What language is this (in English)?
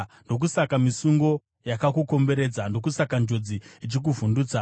Shona